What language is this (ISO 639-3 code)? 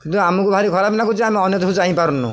ori